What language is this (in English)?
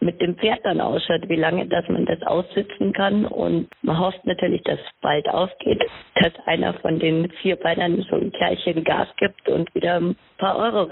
German